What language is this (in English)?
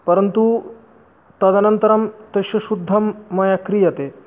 Sanskrit